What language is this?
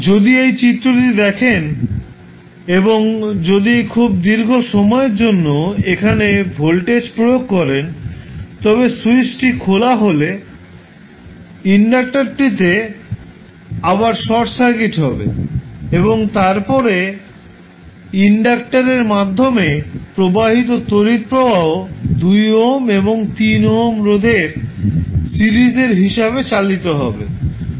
Bangla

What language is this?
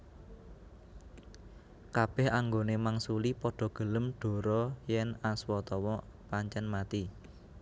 Javanese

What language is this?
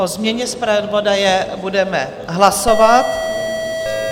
Czech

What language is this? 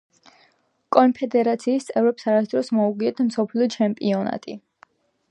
Georgian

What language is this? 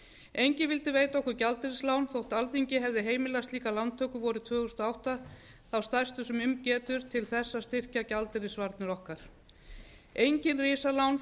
Icelandic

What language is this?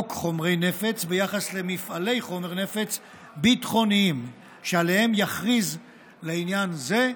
Hebrew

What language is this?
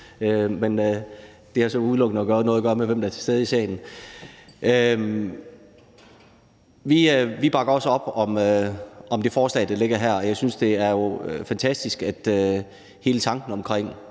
Danish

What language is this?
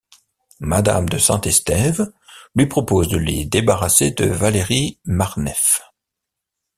French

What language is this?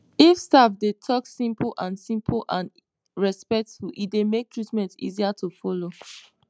Nigerian Pidgin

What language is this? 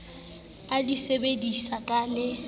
Southern Sotho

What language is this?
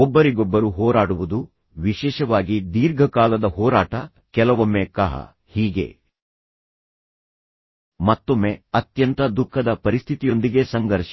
Kannada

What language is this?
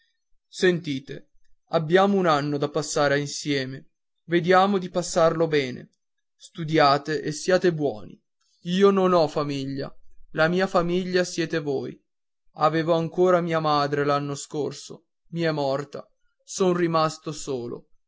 Italian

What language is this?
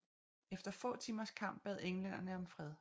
Danish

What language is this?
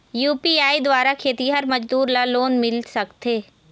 Chhattisgarhi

